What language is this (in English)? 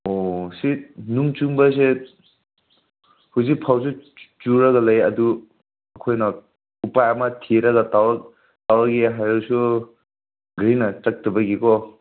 Manipuri